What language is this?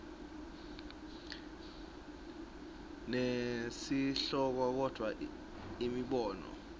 Swati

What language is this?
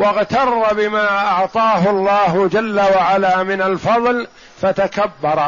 Arabic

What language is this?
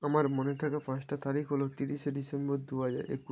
Bangla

